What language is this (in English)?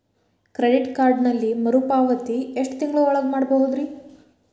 Kannada